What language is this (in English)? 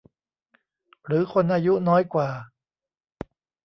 Thai